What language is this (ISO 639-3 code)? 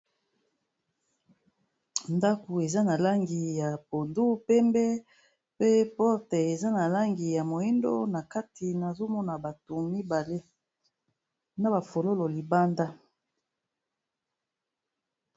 lin